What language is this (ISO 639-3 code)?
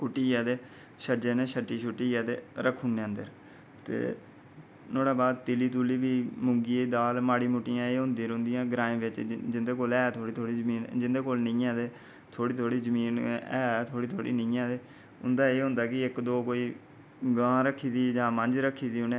doi